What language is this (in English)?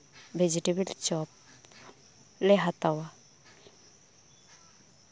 Santali